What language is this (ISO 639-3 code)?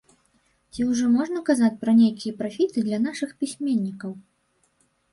bel